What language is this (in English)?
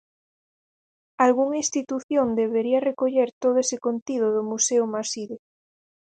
Galician